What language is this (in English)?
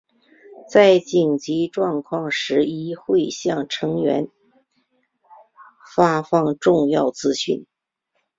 Chinese